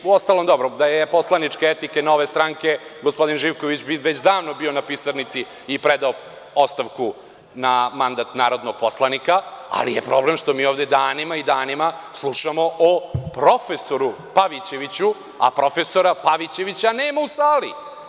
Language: Serbian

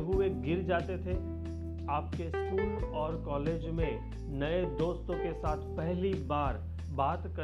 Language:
Hindi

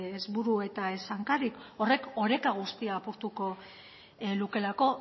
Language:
Basque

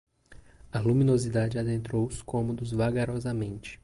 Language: Portuguese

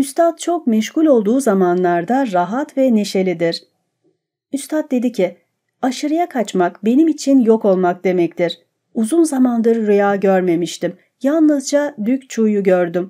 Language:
Turkish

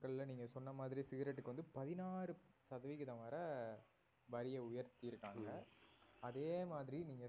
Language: Tamil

